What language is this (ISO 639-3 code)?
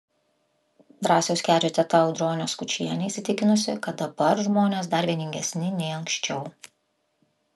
lit